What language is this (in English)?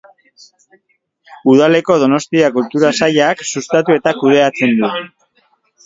Basque